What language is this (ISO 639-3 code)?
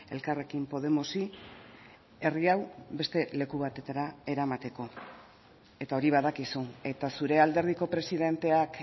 eus